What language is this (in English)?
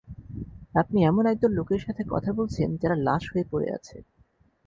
Bangla